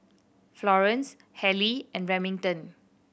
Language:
English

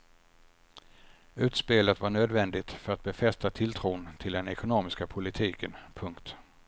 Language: Swedish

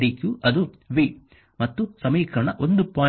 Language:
Kannada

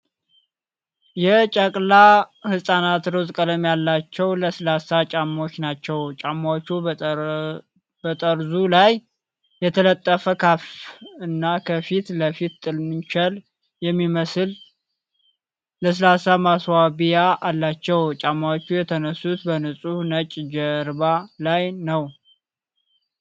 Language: Amharic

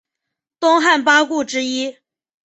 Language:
Chinese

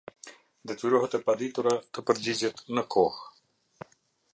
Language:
Albanian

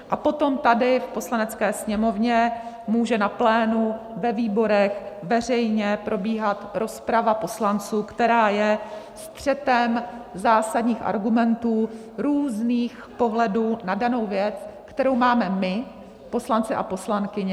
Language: Czech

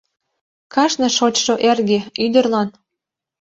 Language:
Mari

